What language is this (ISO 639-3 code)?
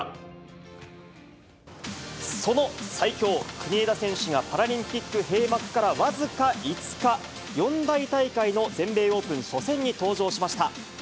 jpn